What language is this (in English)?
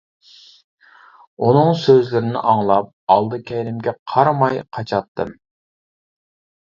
Uyghur